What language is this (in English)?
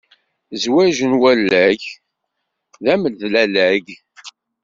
Kabyle